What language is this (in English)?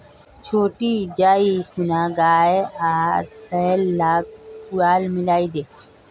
Magahi